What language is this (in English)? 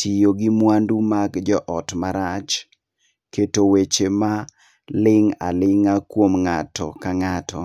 Luo (Kenya and Tanzania)